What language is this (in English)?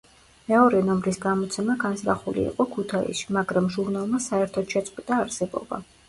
Georgian